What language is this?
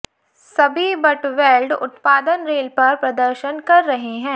Hindi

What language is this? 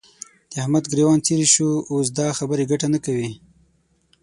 Pashto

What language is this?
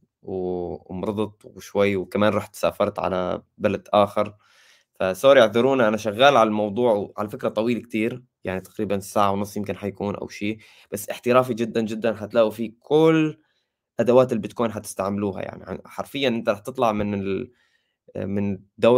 Arabic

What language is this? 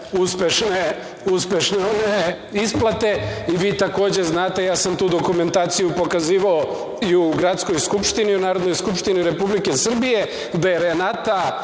Serbian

